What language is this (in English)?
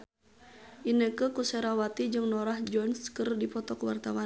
Sundanese